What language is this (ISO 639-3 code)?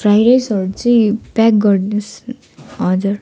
nep